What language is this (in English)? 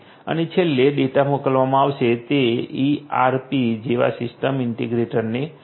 Gujarati